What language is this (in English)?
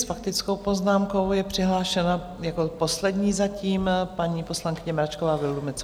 Czech